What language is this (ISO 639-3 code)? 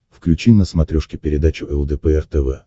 rus